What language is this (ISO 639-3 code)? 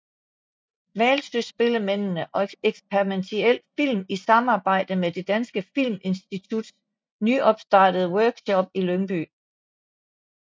dan